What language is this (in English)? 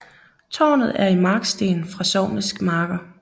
Danish